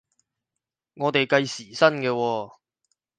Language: Cantonese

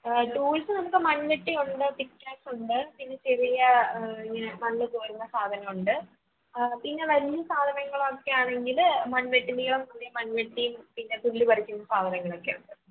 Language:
Malayalam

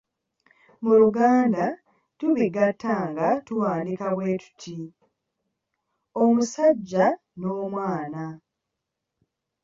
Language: Ganda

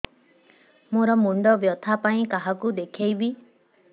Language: Odia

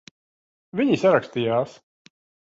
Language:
Latvian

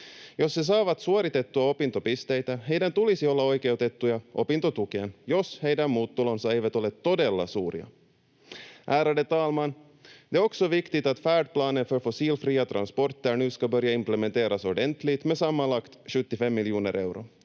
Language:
Finnish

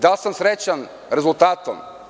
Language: Serbian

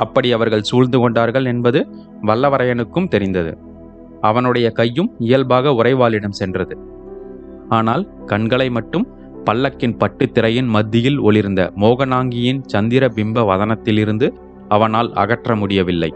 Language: Tamil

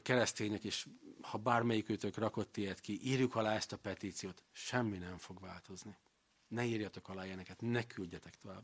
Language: Hungarian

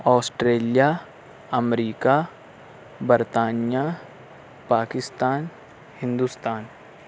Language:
Urdu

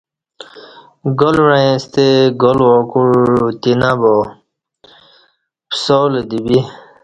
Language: Kati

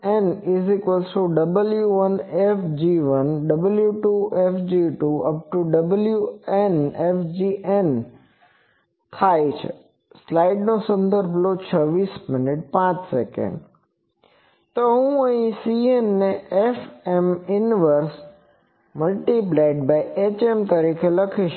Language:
Gujarati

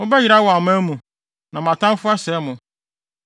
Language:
Akan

